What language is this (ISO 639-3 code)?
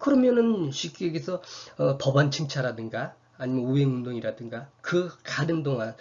kor